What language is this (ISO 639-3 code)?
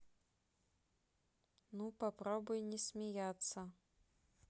rus